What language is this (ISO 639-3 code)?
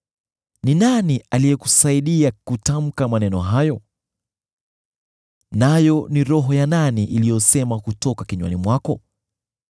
swa